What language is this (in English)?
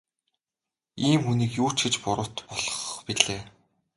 Mongolian